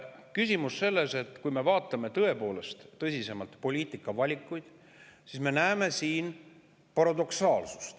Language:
Estonian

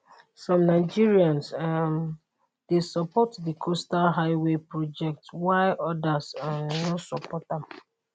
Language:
Nigerian Pidgin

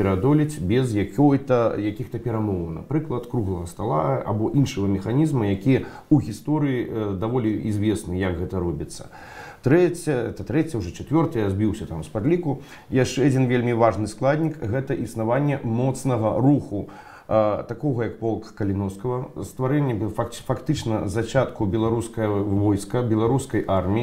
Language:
Russian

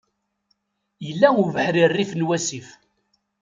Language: Kabyle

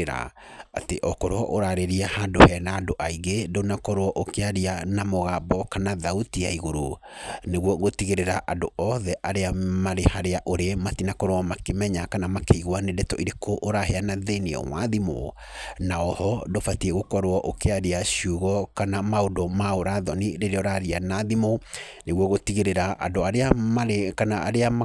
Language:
Kikuyu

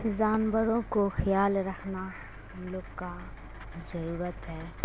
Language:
Urdu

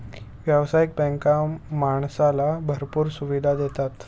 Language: Marathi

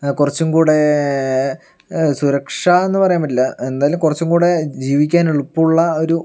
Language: Malayalam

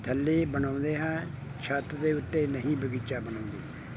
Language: Punjabi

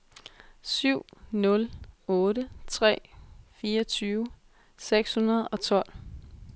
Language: Danish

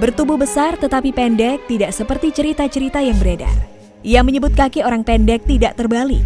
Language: Indonesian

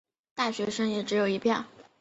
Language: Chinese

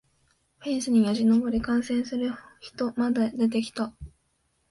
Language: Japanese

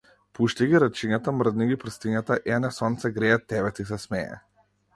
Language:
Macedonian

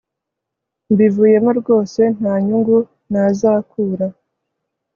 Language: Kinyarwanda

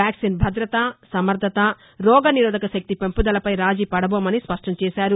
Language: Telugu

